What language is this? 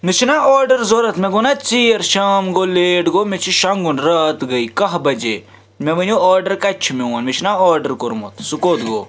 Kashmiri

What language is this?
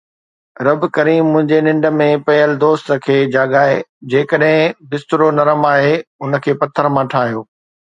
Sindhi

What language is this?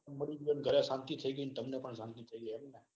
Gujarati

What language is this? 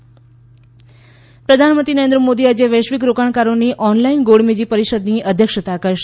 Gujarati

